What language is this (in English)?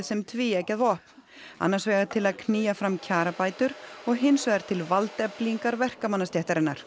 Icelandic